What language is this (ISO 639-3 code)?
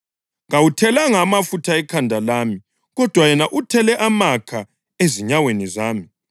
nde